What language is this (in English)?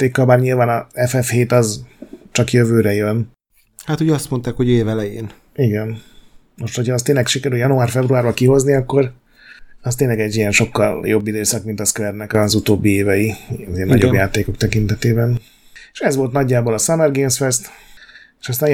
Hungarian